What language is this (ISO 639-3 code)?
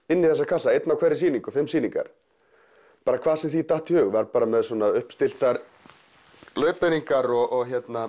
isl